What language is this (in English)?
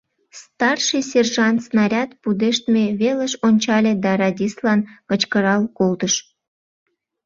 Mari